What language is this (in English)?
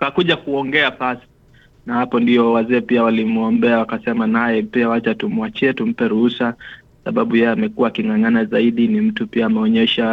Swahili